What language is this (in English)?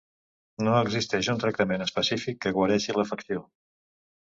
Catalan